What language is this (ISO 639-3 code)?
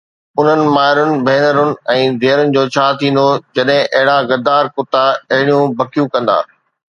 snd